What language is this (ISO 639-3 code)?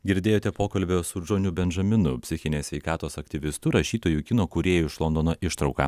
lit